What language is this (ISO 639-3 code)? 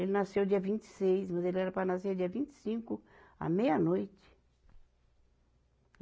por